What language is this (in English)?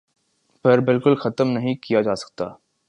Urdu